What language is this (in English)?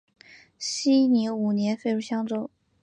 Chinese